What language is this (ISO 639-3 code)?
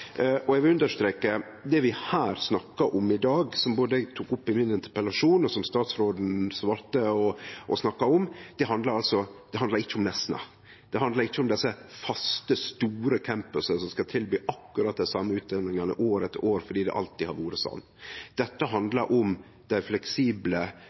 nno